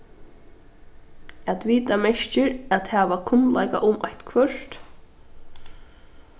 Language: Faroese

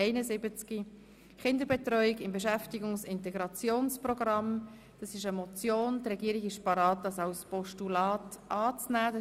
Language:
Swiss German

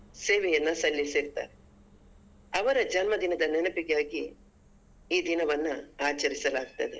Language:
Kannada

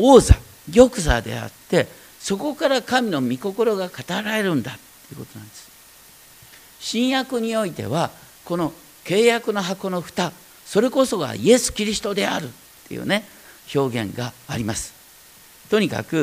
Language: Japanese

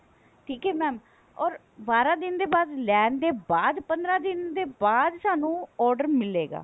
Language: Punjabi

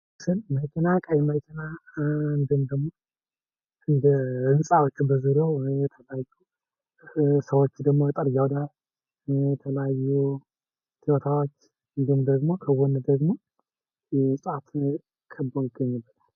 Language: Amharic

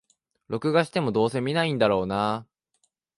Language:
Japanese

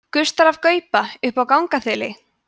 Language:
Icelandic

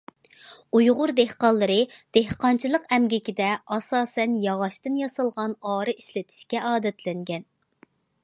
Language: Uyghur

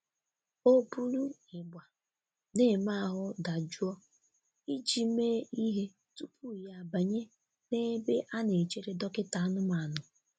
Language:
Igbo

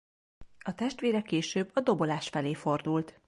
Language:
Hungarian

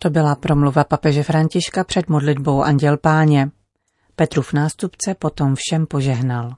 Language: Czech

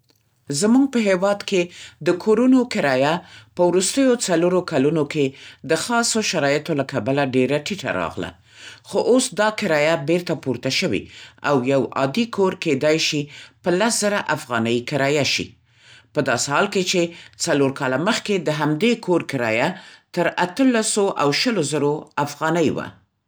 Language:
Central Pashto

